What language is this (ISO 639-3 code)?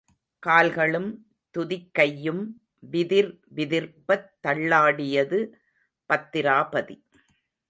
tam